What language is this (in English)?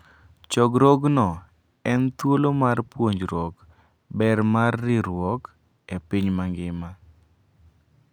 Luo (Kenya and Tanzania)